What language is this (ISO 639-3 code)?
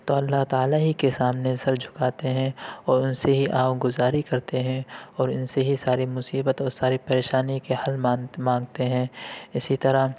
urd